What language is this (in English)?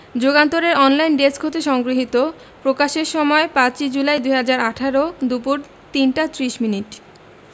Bangla